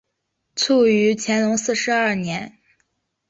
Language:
Chinese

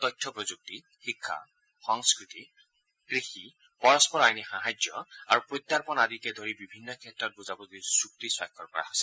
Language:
Assamese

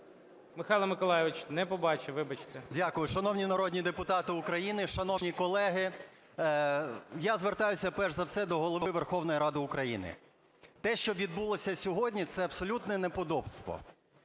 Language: Ukrainian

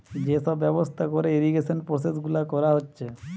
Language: Bangla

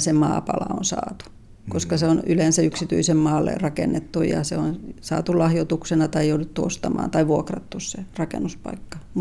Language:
Finnish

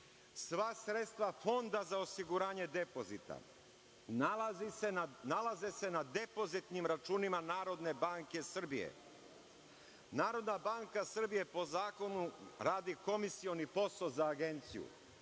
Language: Serbian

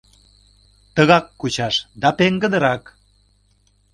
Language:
Mari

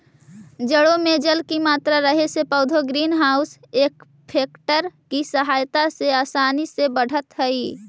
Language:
Magahi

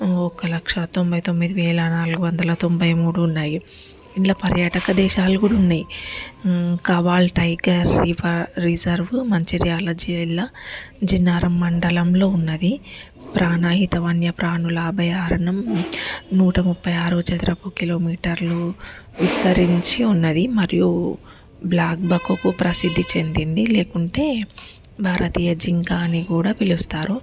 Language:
Telugu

